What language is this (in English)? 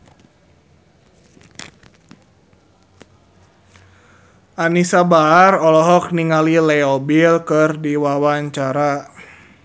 Sundanese